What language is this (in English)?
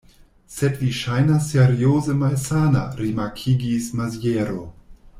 Esperanto